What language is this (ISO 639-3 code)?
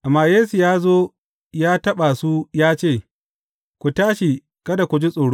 hau